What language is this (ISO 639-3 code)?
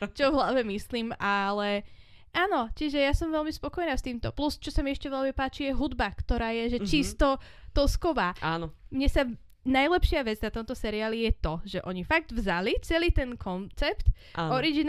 slk